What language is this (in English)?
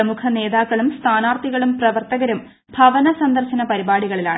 Malayalam